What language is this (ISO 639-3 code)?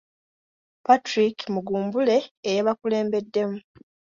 lug